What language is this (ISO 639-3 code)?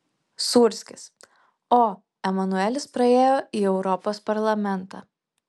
lit